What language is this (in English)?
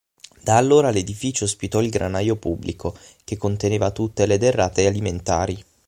Italian